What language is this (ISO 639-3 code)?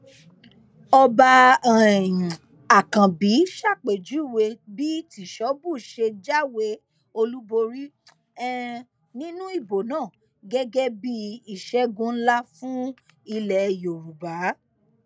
yor